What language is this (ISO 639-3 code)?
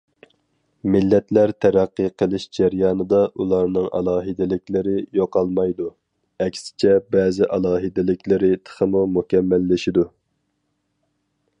uig